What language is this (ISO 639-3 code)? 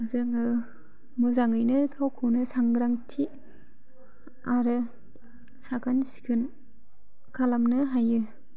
brx